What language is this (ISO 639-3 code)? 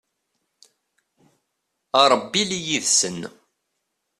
kab